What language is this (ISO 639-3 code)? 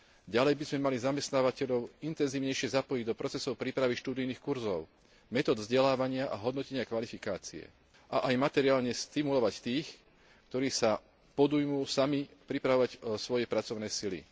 slk